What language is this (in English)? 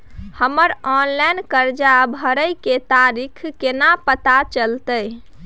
Maithili